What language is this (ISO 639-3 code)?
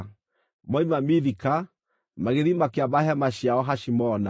kik